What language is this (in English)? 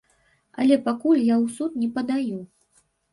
Belarusian